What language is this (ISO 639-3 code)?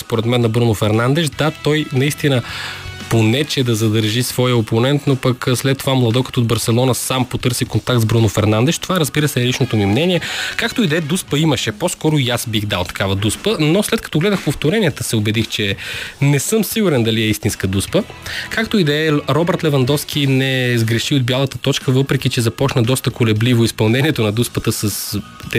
bul